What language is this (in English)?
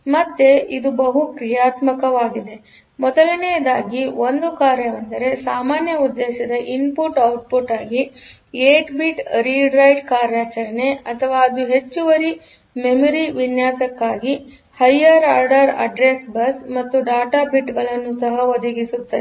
Kannada